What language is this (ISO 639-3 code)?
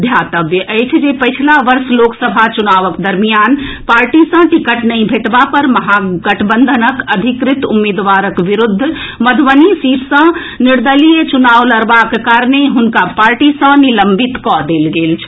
mai